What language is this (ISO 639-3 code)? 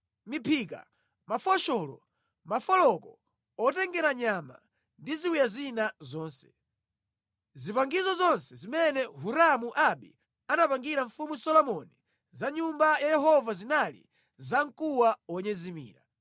nya